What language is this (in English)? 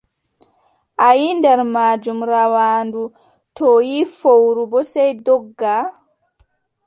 Adamawa Fulfulde